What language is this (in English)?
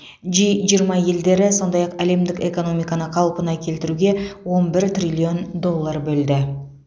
Kazakh